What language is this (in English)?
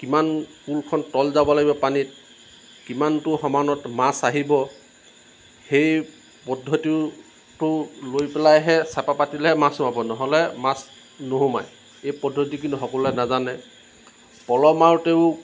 Assamese